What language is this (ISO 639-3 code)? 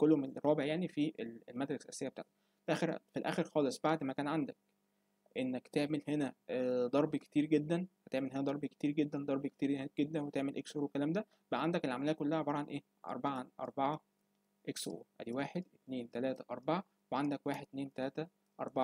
ara